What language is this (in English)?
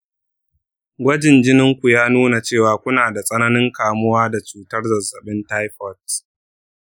Hausa